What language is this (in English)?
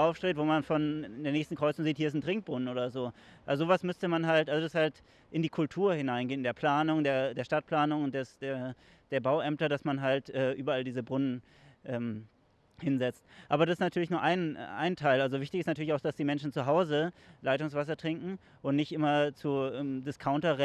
German